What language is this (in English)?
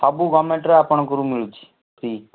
Odia